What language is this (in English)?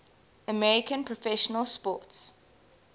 English